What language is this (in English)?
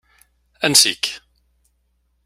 Kabyle